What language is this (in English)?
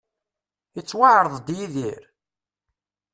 Kabyle